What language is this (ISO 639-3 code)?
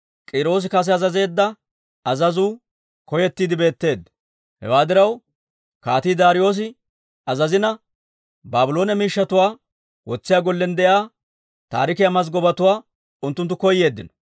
dwr